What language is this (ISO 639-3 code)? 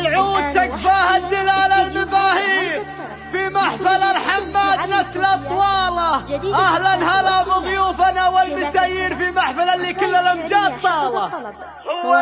ara